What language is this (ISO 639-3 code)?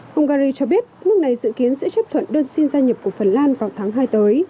vie